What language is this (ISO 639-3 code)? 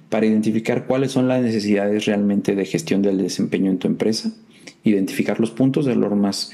spa